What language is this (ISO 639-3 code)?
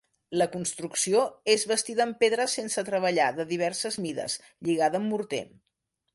cat